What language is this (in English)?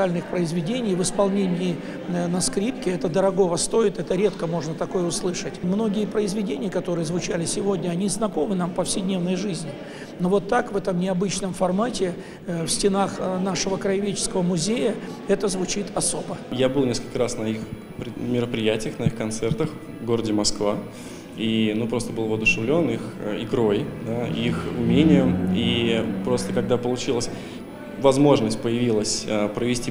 Russian